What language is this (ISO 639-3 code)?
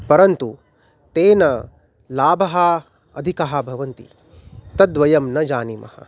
san